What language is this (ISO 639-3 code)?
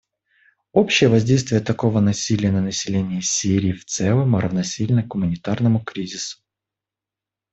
rus